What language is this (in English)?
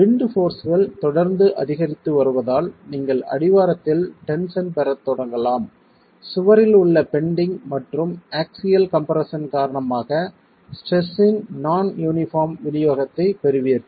Tamil